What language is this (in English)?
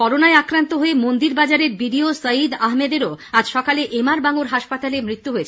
Bangla